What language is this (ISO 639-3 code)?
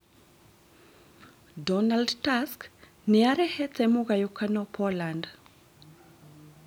kik